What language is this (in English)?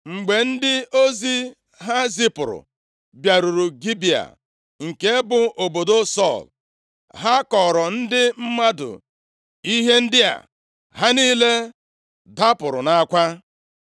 Igbo